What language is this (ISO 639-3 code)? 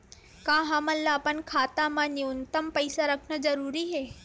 hne